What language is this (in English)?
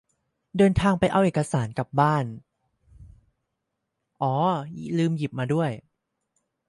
Thai